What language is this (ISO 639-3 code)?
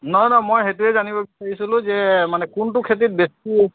asm